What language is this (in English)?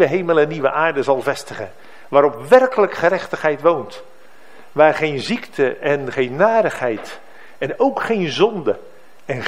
Dutch